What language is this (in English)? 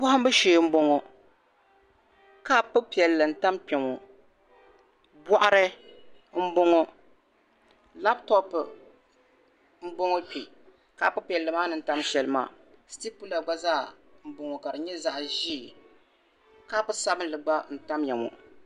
Dagbani